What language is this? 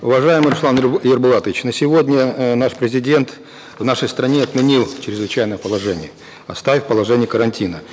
Kazakh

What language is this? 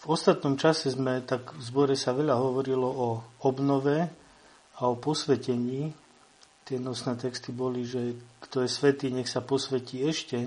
Slovak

